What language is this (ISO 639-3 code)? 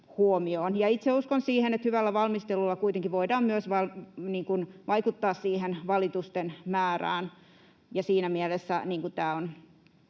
fin